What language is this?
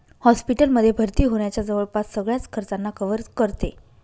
Marathi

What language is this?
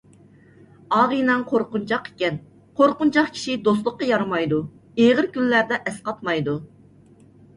Uyghur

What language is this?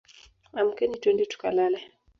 Swahili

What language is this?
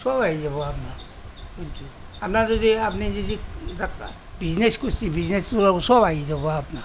Assamese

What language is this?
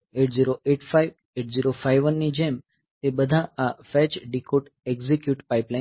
Gujarati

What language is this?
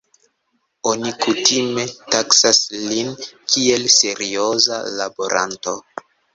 Esperanto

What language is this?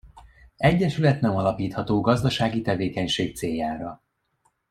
Hungarian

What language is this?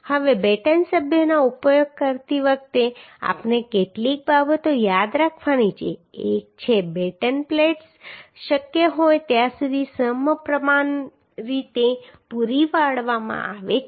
Gujarati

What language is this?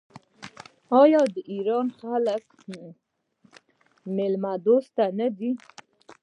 Pashto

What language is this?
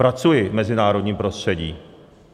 Czech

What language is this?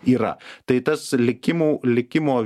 Lithuanian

